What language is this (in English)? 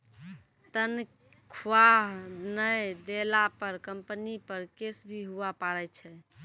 Maithili